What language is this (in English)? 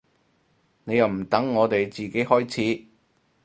Cantonese